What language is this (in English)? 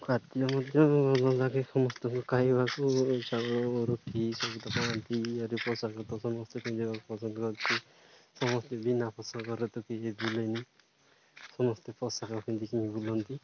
Odia